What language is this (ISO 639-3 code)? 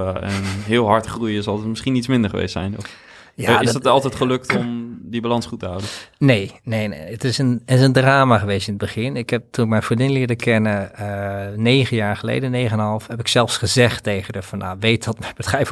nld